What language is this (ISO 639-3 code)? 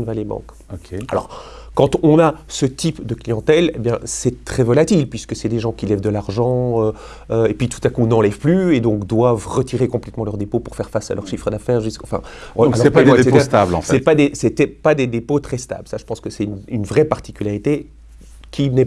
fra